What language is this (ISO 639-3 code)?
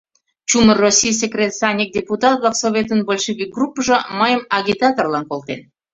chm